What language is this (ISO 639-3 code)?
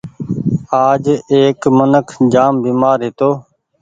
gig